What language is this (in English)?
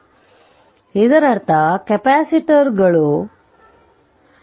Kannada